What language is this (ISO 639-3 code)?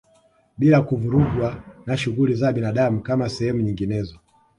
swa